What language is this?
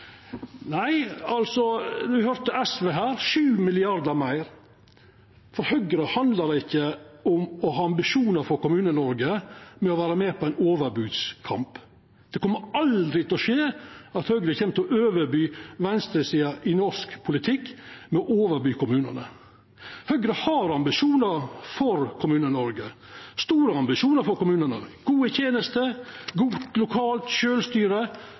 Norwegian Nynorsk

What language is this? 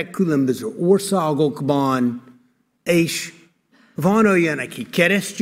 Hungarian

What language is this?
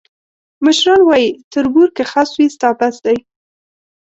Pashto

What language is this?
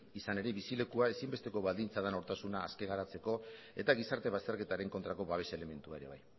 Basque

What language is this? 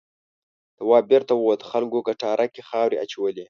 Pashto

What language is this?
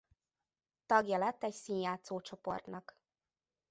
Hungarian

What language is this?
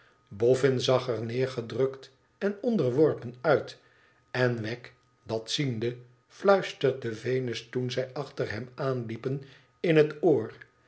Dutch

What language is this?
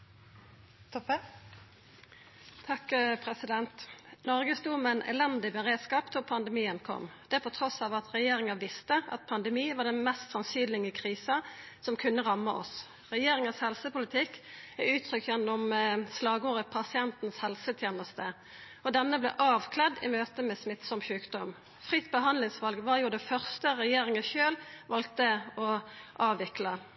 Norwegian Nynorsk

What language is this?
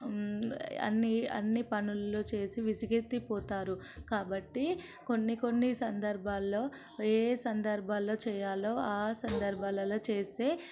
Telugu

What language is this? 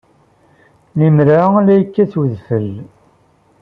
Kabyle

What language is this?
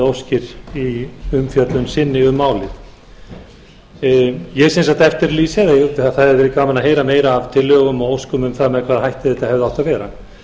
Icelandic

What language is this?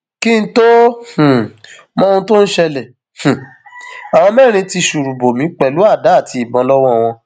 Yoruba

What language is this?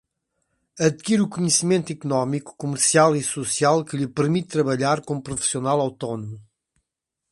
Portuguese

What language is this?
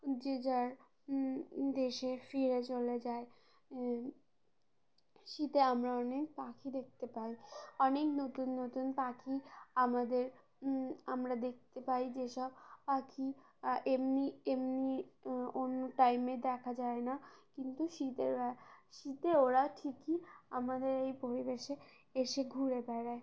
Bangla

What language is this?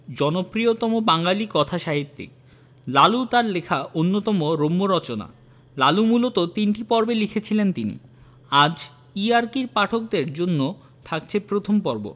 Bangla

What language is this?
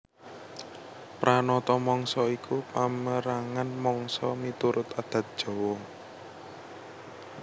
Javanese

